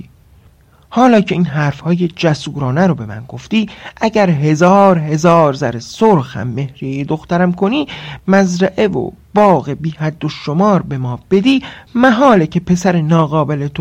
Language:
Persian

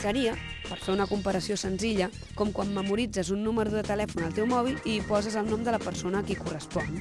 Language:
Catalan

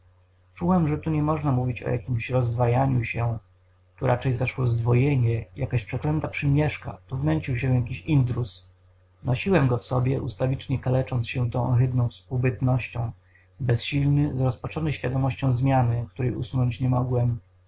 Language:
Polish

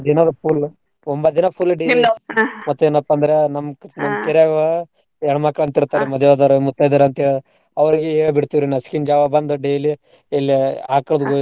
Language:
Kannada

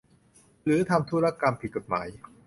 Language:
Thai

